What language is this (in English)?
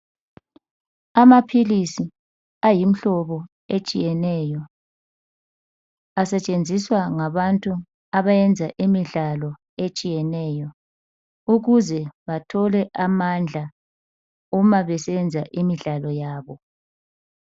North Ndebele